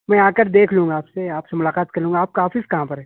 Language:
Urdu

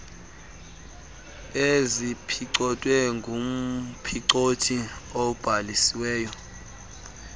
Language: Xhosa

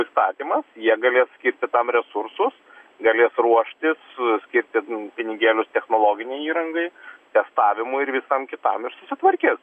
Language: Lithuanian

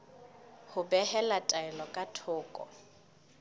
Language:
Southern Sotho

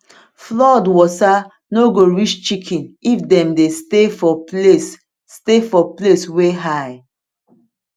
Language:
Nigerian Pidgin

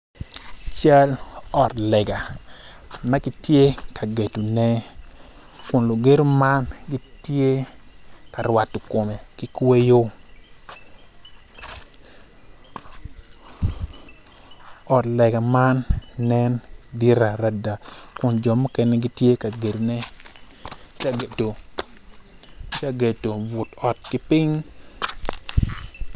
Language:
Acoli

